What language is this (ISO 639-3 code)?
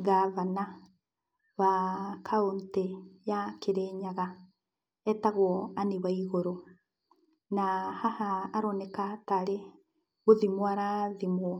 kik